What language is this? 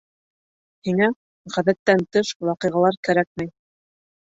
Bashkir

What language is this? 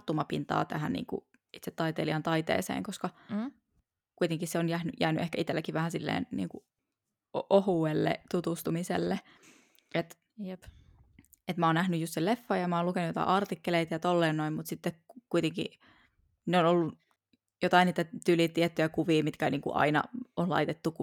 Finnish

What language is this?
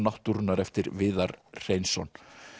Icelandic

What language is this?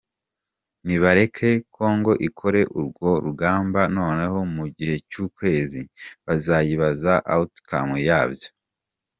Kinyarwanda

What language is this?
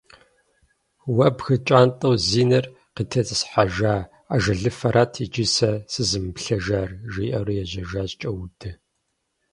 Kabardian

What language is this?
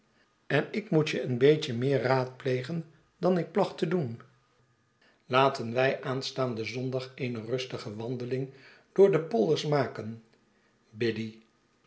Dutch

